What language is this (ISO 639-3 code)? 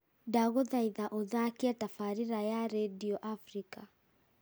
kik